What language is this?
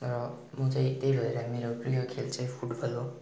Nepali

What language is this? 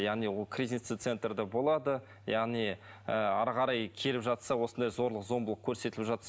Kazakh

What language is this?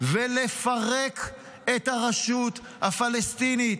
Hebrew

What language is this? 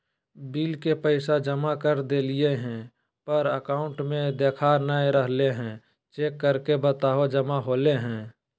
Magahi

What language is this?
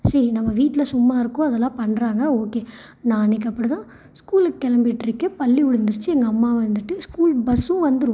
Tamil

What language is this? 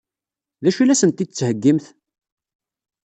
Kabyle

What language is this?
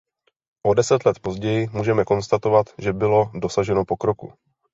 Czech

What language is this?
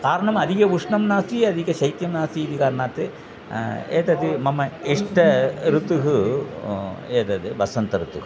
Sanskrit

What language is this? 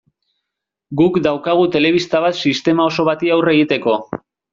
Basque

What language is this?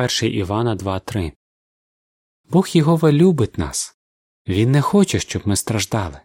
Ukrainian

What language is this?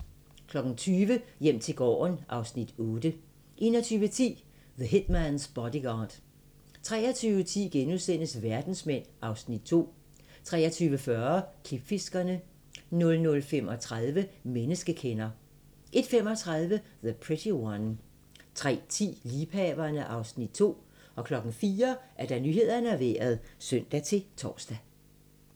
Danish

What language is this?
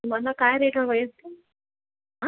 Marathi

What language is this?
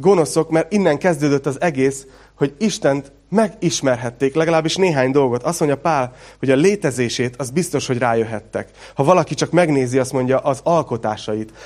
Hungarian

